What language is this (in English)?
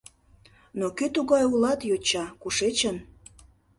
Mari